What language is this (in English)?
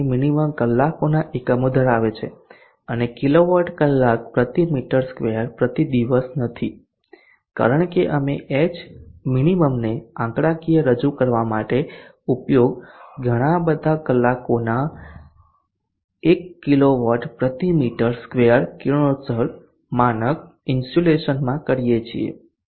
Gujarati